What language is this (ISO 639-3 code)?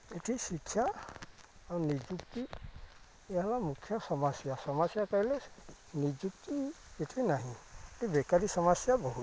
ori